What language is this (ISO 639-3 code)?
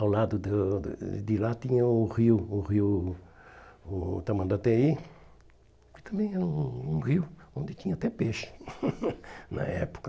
por